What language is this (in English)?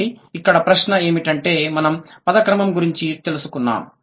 Telugu